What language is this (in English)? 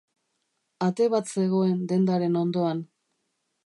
Basque